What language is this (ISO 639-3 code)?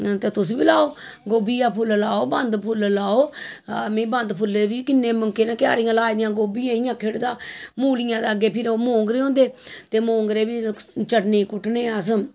doi